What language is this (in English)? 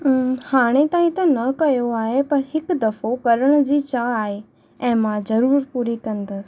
Sindhi